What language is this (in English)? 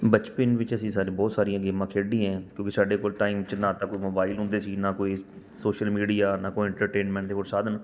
Punjabi